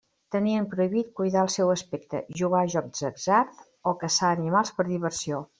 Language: Catalan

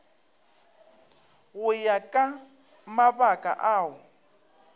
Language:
Northern Sotho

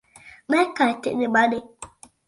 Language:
Latvian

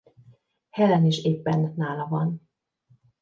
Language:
Hungarian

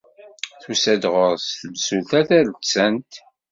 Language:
Kabyle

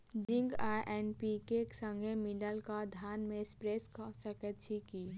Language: Maithili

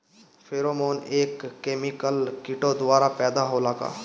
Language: Bhojpuri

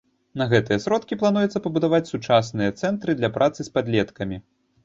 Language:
Belarusian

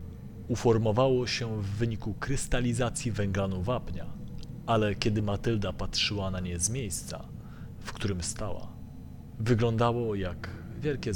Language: Polish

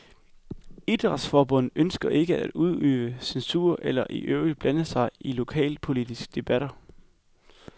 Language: Danish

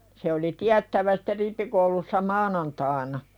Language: Finnish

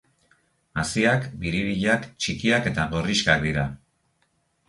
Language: Basque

